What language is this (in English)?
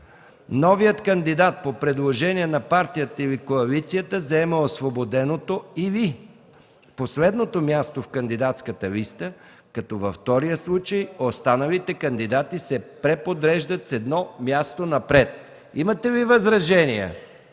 Bulgarian